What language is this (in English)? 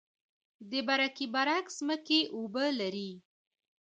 Pashto